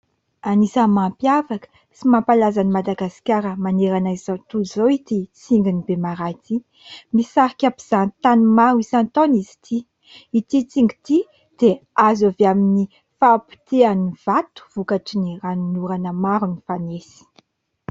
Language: Malagasy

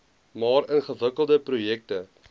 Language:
Afrikaans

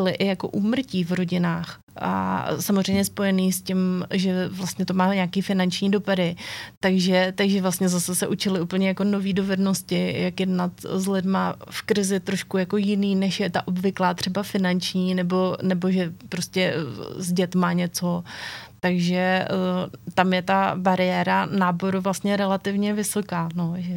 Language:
Czech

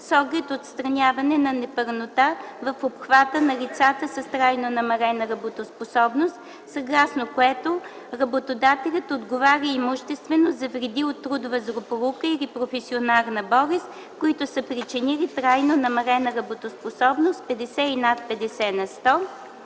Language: Bulgarian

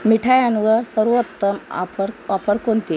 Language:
Marathi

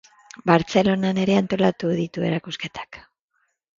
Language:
Basque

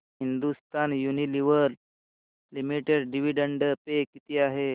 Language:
Marathi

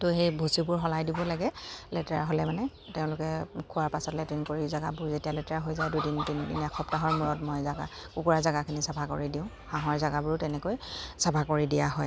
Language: Assamese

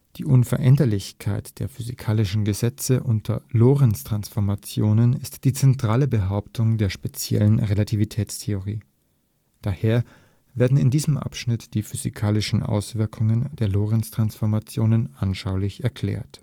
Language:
German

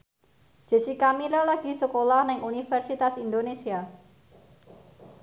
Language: Javanese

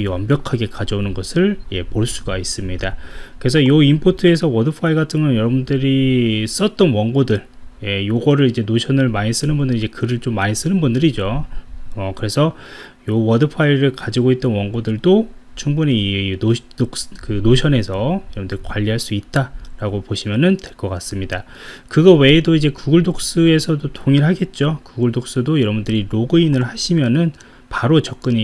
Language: Korean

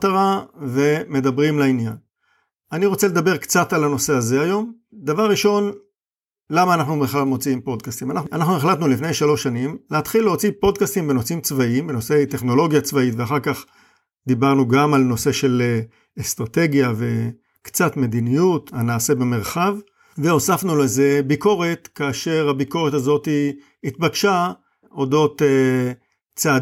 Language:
Hebrew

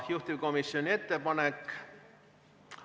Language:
Estonian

